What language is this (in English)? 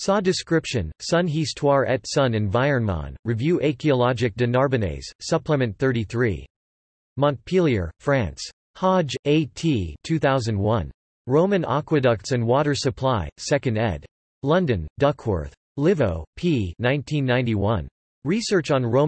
English